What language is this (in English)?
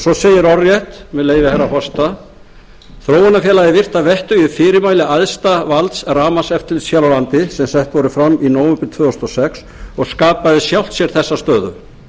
Icelandic